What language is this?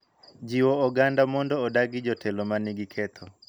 Luo (Kenya and Tanzania)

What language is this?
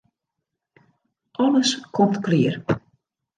Western Frisian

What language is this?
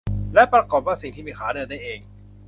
Thai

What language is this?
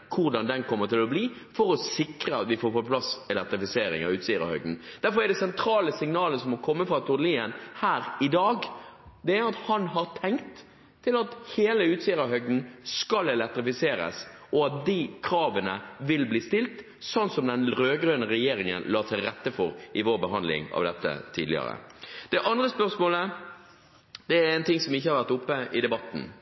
Norwegian Bokmål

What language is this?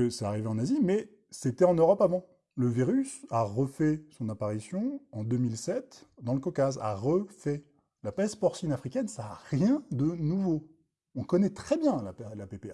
French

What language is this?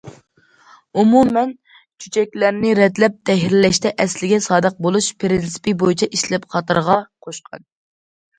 Uyghur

